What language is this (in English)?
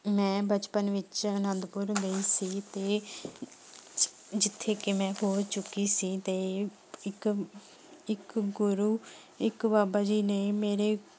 Punjabi